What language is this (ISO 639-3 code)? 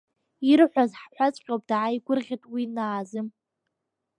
abk